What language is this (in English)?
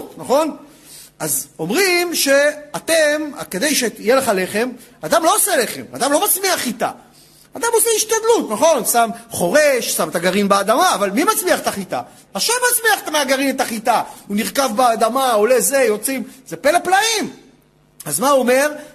Hebrew